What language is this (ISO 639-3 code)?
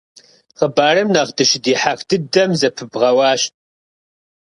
kbd